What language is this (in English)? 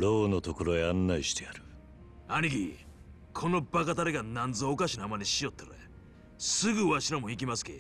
Japanese